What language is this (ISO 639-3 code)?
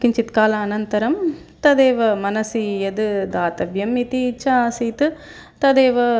san